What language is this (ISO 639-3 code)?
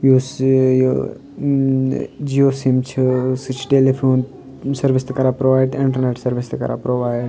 kas